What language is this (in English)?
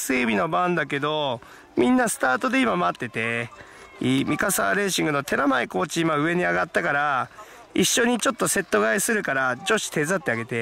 Japanese